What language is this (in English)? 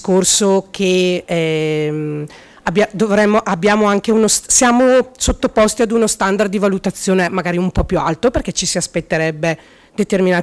Italian